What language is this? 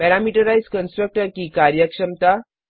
Hindi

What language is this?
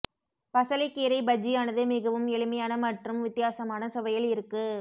Tamil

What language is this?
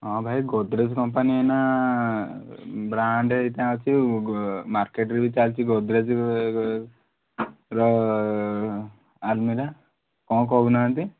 Odia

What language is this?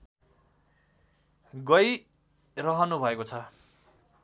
Nepali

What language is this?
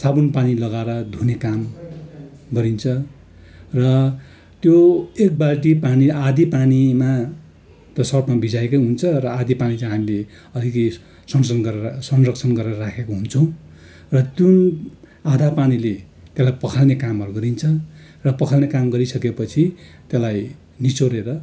Nepali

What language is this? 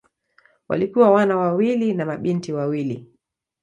Swahili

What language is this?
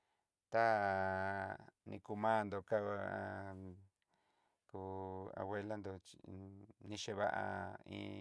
Southeastern Nochixtlán Mixtec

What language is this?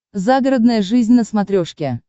Russian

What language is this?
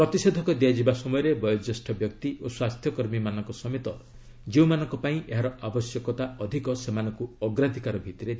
Odia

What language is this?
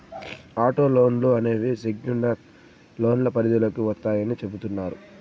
Telugu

